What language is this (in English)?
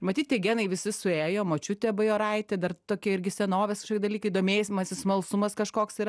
Lithuanian